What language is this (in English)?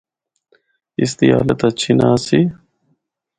Northern Hindko